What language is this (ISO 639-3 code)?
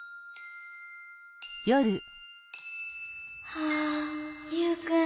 jpn